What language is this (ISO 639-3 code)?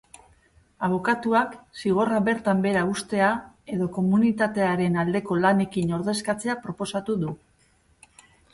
eus